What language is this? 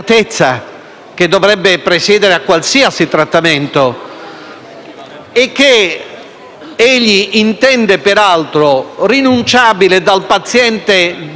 Italian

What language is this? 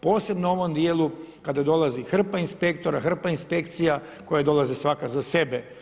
Croatian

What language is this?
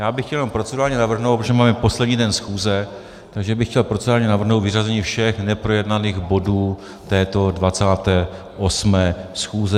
Czech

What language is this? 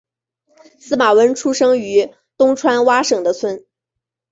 Chinese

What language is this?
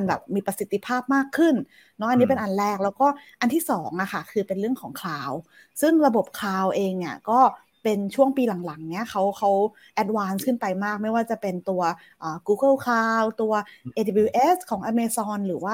Thai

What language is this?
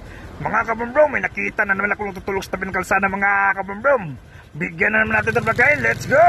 Filipino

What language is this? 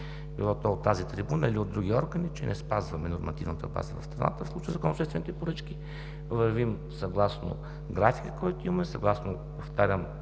Bulgarian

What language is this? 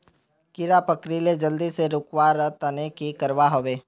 Magahi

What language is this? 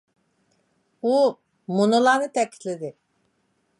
Uyghur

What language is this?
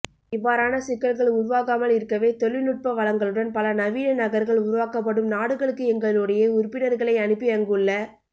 Tamil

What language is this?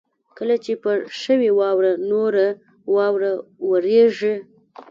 Pashto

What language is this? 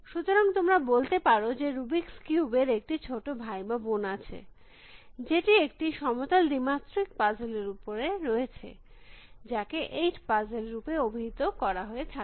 Bangla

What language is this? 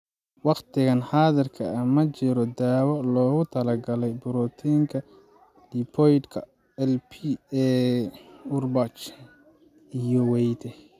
Somali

